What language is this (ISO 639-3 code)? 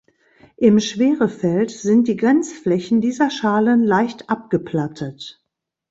deu